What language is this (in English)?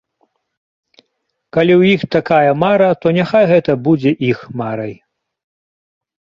Belarusian